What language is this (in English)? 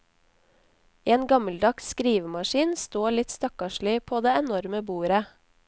Norwegian